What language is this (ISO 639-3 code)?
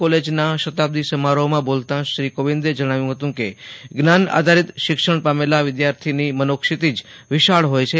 guj